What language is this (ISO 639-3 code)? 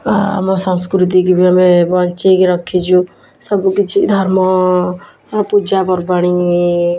ori